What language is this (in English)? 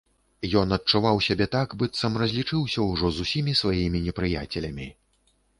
Belarusian